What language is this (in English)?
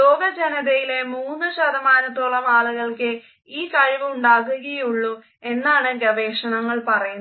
Malayalam